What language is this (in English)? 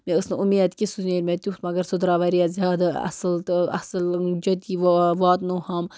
Kashmiri